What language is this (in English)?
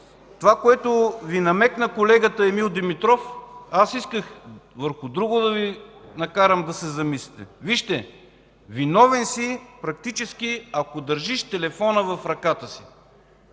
Bulgarian